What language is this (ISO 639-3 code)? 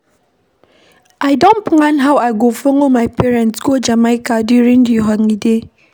pcm